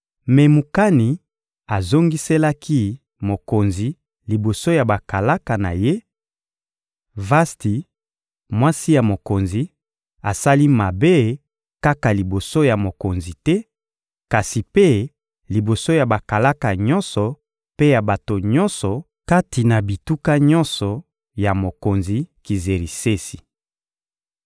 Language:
Lingala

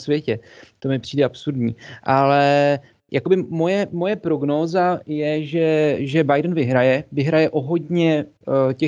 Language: Czech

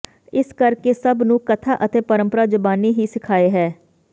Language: Punjabi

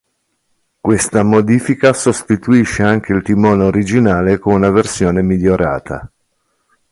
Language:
Italian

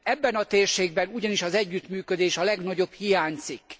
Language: Hungarian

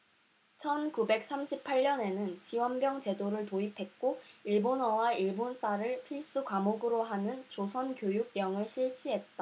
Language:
Korean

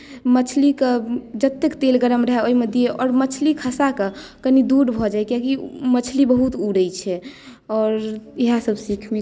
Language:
Maithili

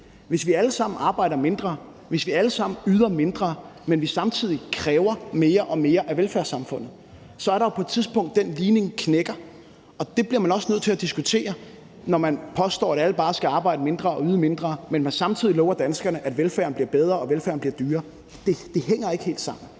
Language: Danish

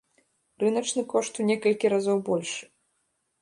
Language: Belarusian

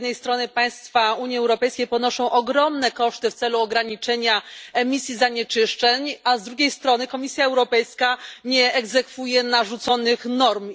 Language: Polish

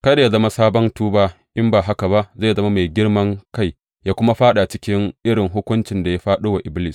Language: Hausa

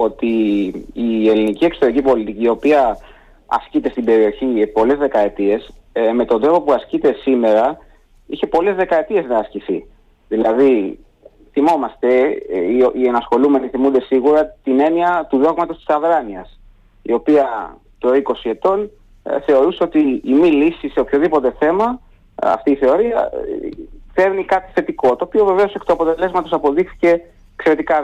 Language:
Greek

